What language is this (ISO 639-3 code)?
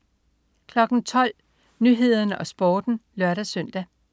dan